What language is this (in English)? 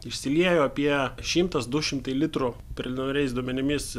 Lithuanian